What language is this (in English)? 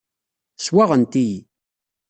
Kabyle